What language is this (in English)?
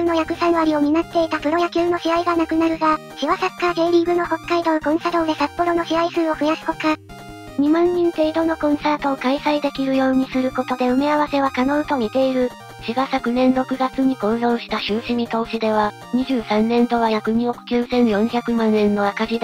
Japanese